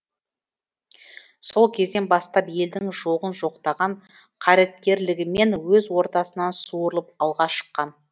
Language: Kazakh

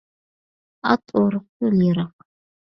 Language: Uyghur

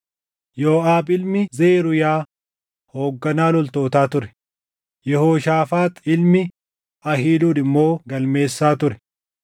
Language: Oromo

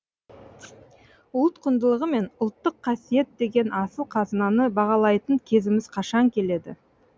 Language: Kazakh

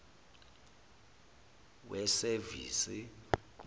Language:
Zulu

